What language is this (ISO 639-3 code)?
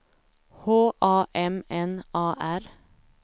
swe